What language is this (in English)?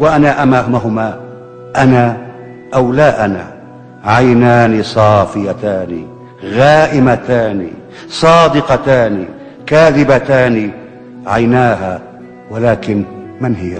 Arabic